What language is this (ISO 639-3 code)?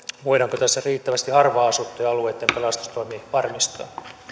fin